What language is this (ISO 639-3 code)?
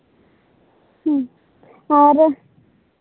sat